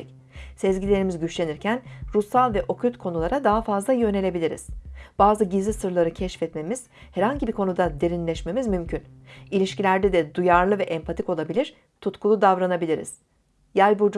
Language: Turkish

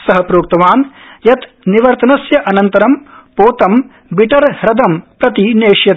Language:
Sanskrit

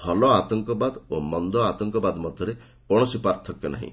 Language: Odia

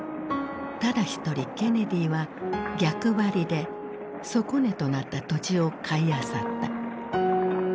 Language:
Japanese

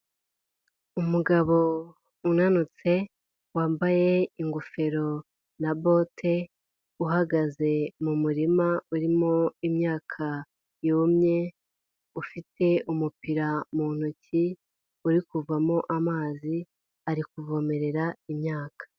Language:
Kinyarwanda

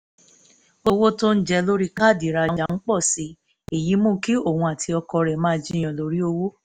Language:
Yoruba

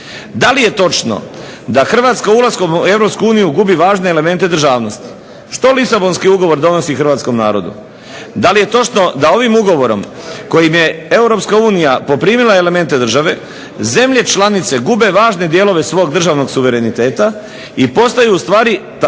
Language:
Croatian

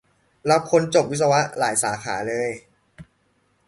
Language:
Thai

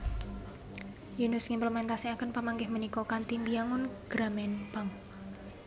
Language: Javanese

